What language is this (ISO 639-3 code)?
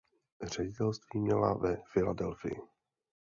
ces